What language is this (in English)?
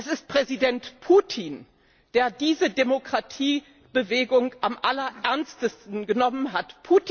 German